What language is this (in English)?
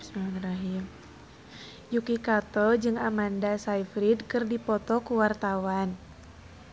Sundanese